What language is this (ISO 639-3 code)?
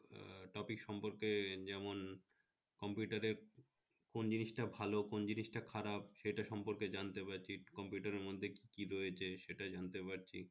ben